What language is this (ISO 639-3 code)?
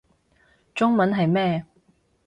yue